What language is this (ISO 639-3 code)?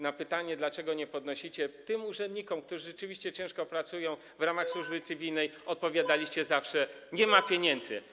pol